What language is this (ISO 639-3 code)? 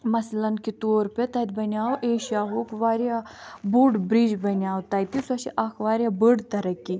kas